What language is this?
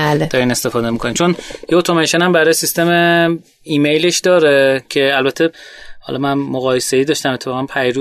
Persian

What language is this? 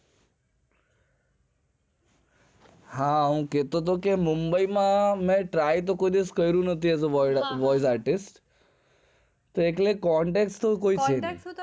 Gujarati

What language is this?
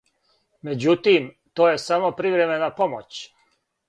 Serbian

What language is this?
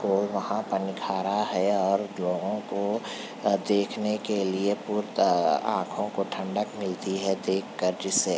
Urdu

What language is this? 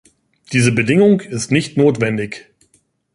German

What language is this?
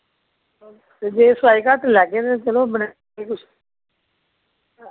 Dogri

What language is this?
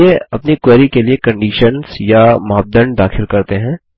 Hindi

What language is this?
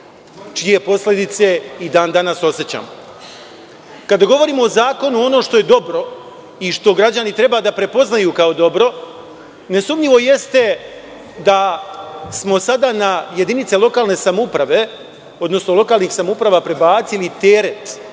Serbian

